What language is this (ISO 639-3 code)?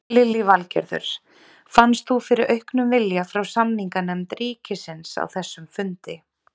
isl